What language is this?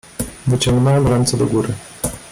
Polish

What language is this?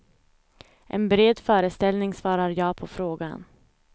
Swedish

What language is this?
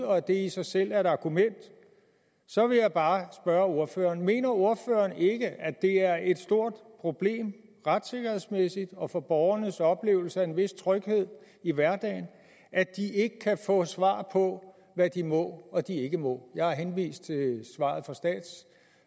Danish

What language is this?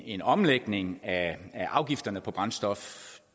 Danish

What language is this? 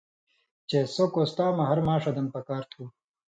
Indus Kohistani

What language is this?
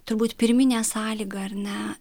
Lithuanian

